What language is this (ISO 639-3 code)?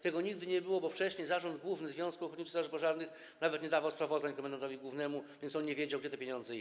pol